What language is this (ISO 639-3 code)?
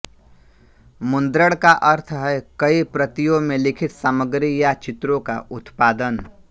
hin